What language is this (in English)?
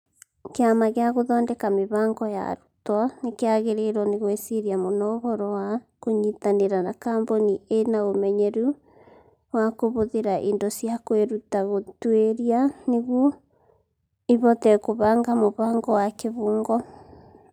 Kikuyu